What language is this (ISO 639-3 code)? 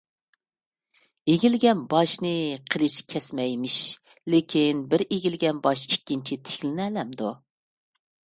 uig